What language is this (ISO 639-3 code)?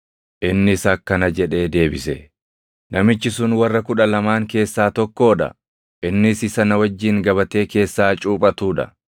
orm